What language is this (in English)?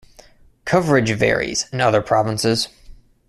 English